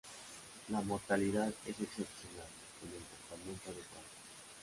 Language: Spanish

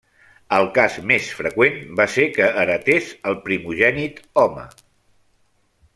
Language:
Catalan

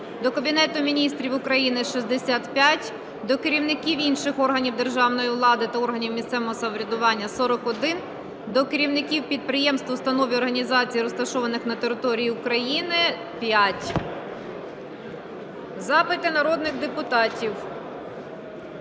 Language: Ukrainian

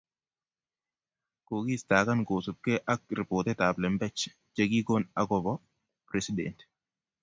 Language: Kalenjin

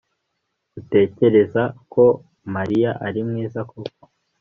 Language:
Kinyarwanda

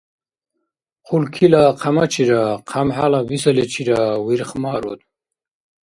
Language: Dargwa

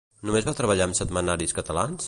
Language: Catalan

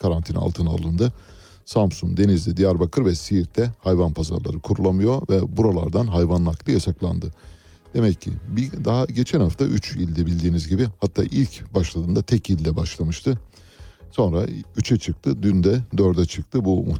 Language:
Turkish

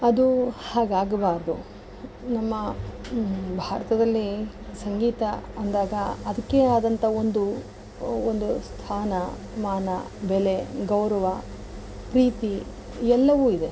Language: Kannada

